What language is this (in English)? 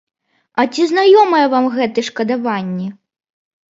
Belarusian